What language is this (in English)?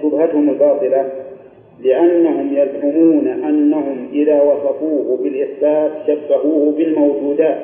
Arabic